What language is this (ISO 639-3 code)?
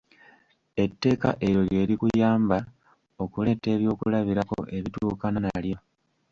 lug